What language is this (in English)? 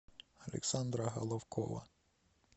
Russian